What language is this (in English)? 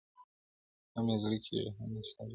Pashto